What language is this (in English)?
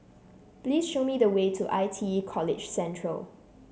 English